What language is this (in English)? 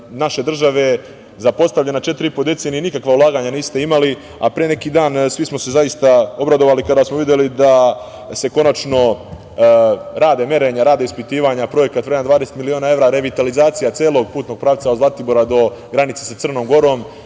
Serbian